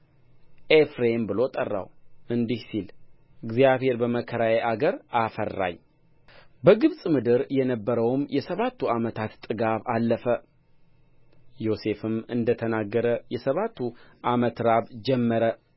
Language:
Amharic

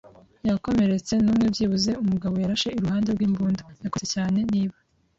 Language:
Kinyarwanda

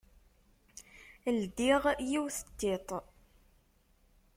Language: Kabyle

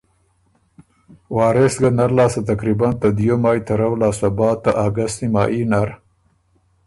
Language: Ormuri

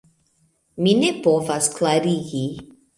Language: Esperanto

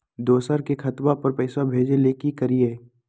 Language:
Magahi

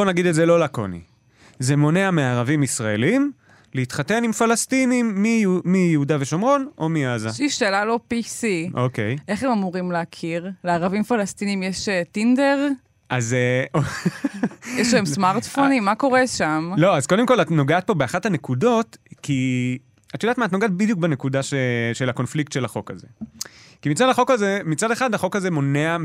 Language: Hebrew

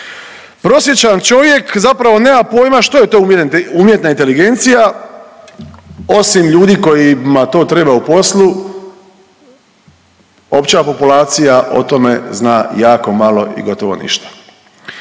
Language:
Croatian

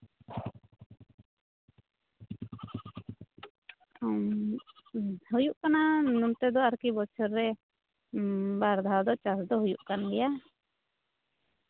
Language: Santali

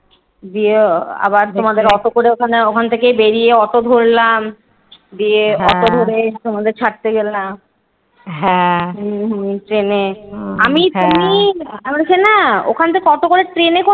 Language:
Bangla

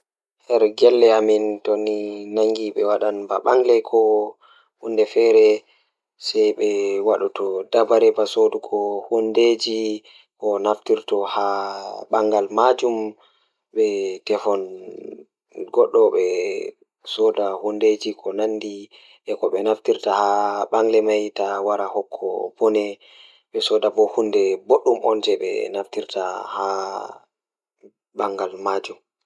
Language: Fula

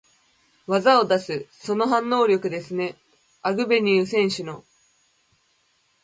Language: Japanese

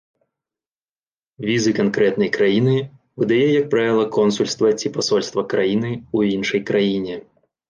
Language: Belarusian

